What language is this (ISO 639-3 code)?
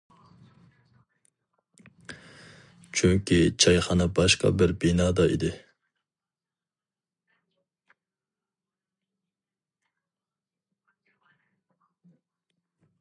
uig